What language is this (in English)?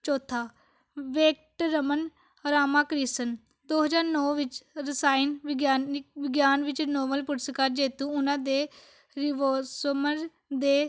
Punjabi